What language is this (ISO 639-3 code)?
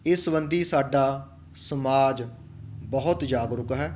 pan